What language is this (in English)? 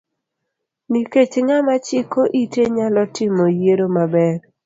Luo (Kenya and Tanzania)